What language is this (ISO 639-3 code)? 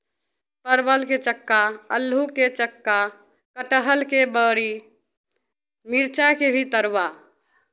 mai